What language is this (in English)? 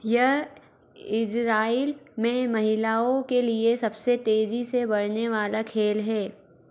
Hindi